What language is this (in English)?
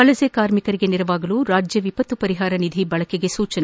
Kannada